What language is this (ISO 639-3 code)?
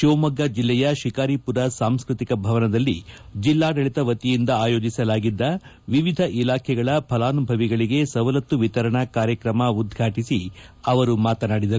kan